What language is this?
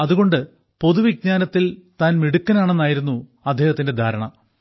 Malayalam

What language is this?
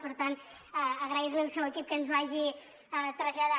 Catalan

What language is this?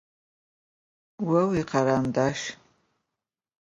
Adyghe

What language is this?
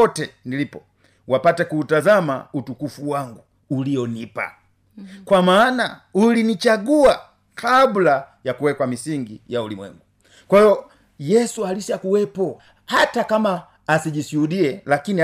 Swahili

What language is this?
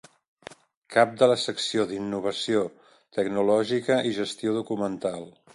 Catalan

